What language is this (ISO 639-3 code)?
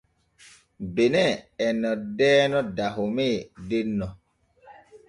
fue